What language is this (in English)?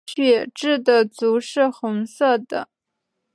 Chinese